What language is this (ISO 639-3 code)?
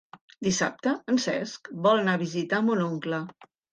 cat